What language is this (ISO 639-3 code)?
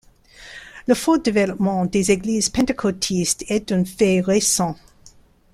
fra